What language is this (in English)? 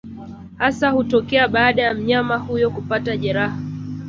Swahili